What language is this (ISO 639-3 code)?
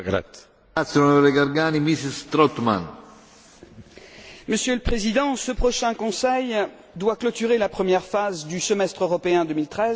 fra